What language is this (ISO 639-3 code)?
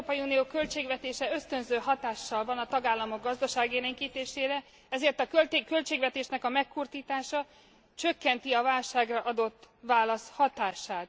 hun